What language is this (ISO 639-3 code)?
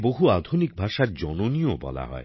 ben